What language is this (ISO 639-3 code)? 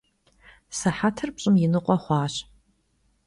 kbd